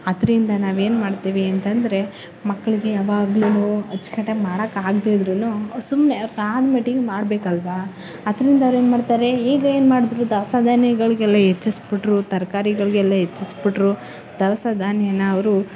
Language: Kannada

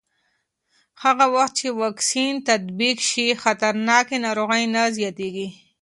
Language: Pashto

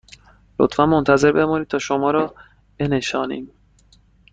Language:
Persian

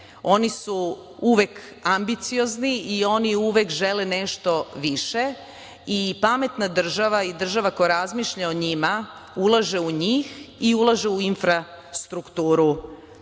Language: Serbian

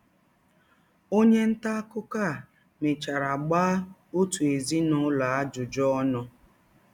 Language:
Igbo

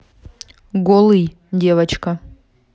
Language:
Russian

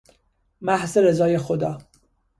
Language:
Persian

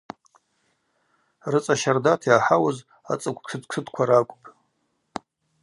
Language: Abaza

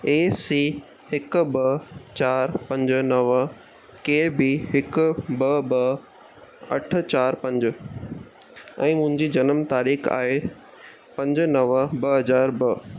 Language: Sindhi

